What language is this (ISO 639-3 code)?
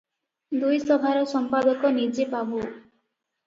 ori